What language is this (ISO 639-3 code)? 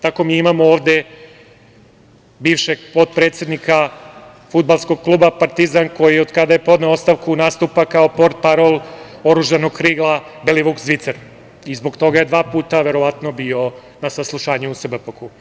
srp